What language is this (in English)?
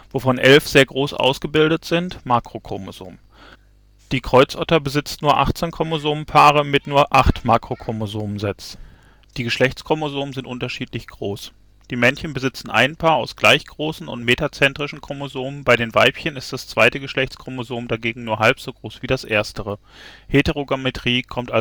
German